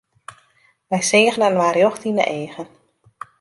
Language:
Western Frisian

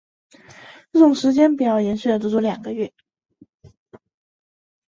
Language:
Chinese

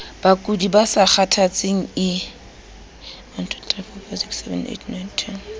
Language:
Southern Sotho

